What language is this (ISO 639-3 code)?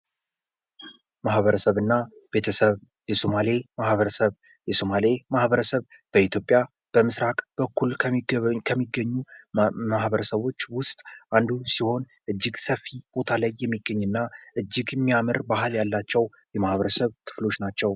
amh